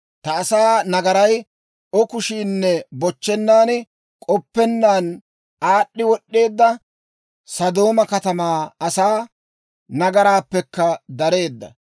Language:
Dawro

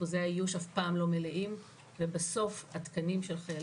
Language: Hebrew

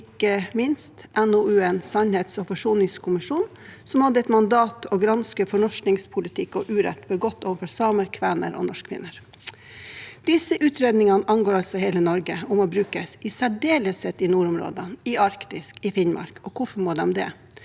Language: Norwegian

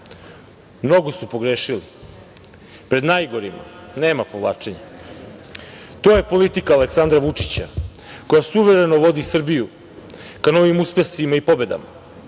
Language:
Serbian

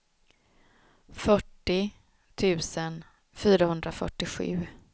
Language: Swedish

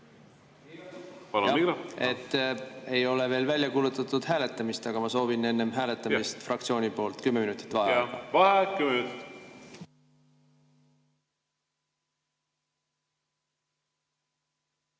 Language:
Estonian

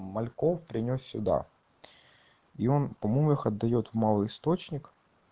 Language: Russian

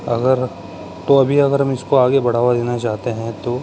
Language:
Urdu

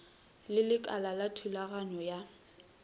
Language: Northern Sotho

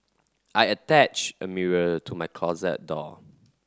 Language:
English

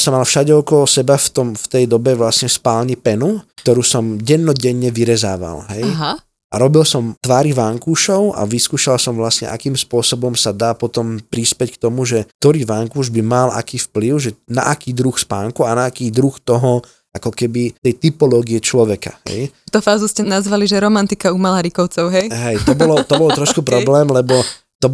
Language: Slovak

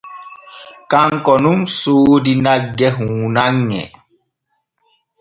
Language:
Borgu Fulfulde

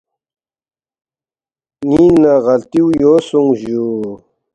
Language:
Balti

